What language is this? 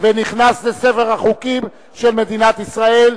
Hebrew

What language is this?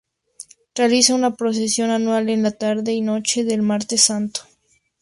Spanish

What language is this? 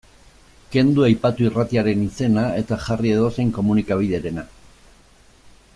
Basque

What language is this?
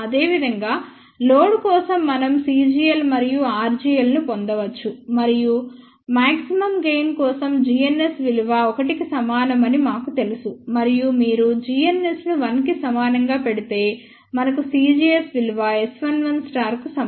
Telugu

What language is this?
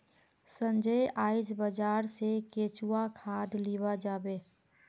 Magahi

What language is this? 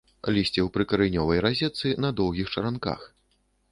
Belarusian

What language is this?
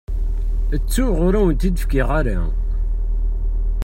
Kabyle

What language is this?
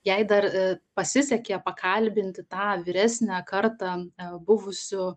Lithuanian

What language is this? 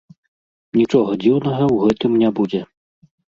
Belarusian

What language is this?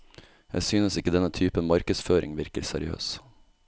Norwegian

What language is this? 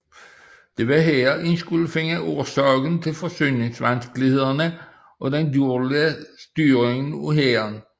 Danish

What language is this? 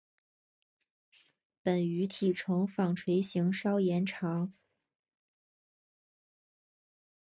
Chinese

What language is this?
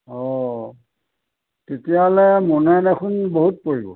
Assamese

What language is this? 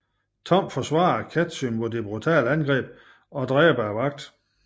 Danish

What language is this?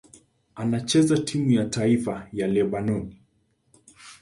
Swahili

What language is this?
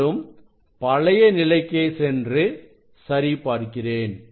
Tamil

